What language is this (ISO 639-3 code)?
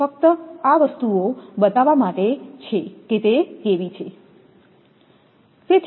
guj